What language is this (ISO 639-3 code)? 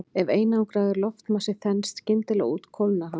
isl